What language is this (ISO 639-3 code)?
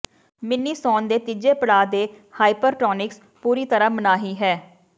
pan